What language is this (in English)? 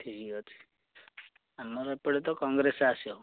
Odia